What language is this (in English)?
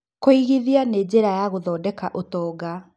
Kikuyu